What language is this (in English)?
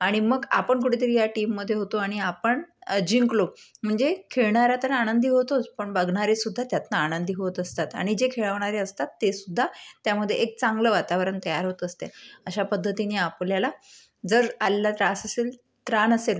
Marathi